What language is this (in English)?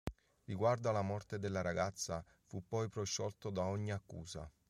Italian